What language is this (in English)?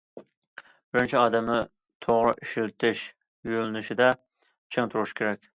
Uyghur